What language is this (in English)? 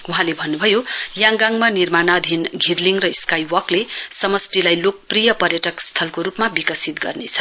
Nepali